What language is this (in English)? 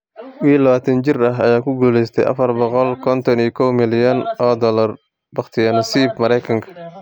Somali